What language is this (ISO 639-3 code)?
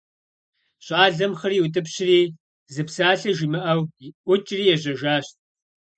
kbd